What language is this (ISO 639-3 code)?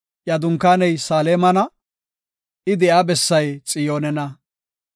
gof